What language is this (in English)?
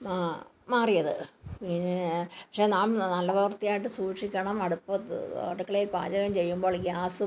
Malayalam